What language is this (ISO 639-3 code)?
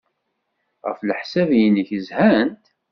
kab